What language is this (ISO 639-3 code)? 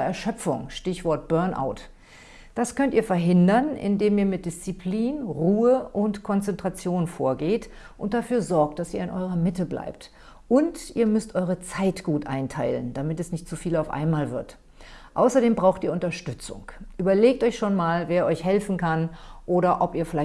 deu